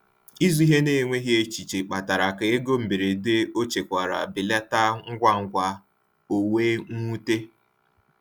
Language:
Igbo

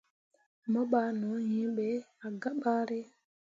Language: Mundang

